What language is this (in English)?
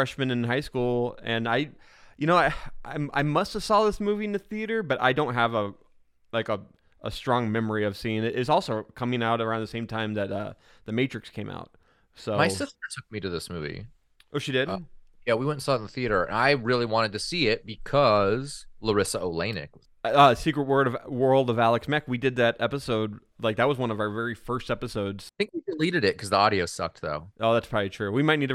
English